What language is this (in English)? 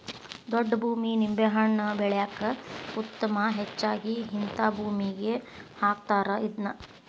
Kannada